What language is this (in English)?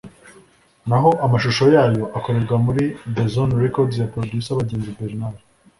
Kinyarwanda